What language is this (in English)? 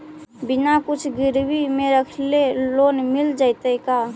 Magahi